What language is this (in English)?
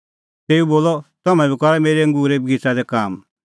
Kullu Pahari